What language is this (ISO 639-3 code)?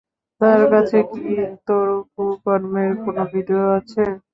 ben